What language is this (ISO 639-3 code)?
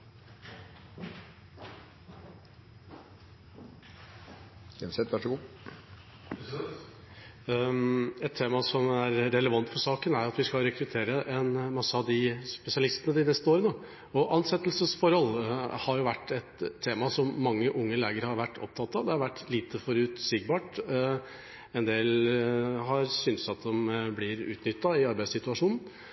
nob